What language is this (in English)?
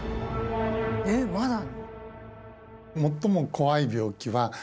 Japanese